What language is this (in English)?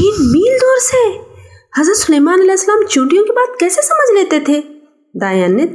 Urdu